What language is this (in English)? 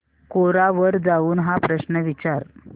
Marathi